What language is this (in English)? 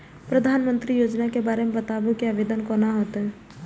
Maithili